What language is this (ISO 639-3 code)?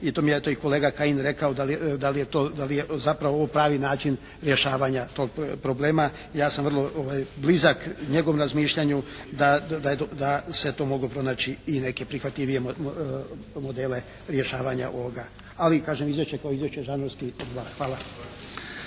hrv